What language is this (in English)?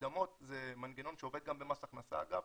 Hebrew